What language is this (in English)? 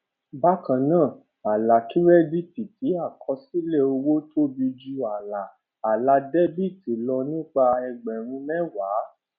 Yoruba